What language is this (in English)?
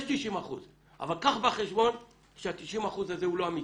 Hebrew